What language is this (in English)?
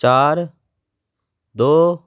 Punjabi